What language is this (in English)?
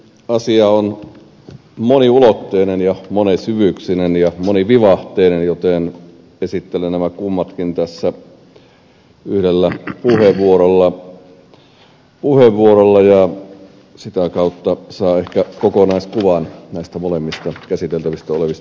Finnish